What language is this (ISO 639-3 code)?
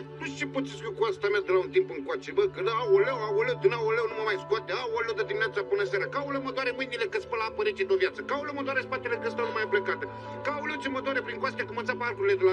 ron